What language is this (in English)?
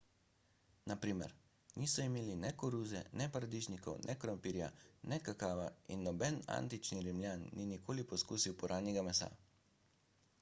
Slovenian